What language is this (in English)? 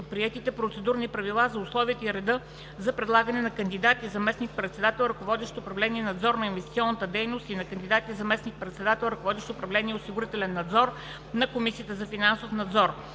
Bulgarian